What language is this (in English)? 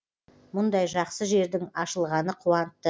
Kazakh